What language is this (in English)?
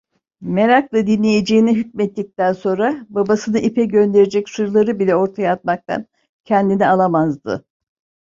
Turkish